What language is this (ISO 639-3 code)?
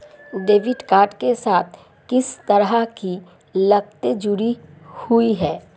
hin